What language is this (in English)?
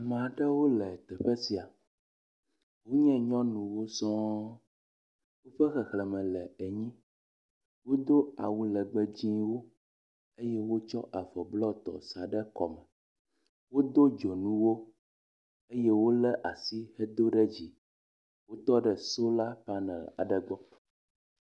Ewe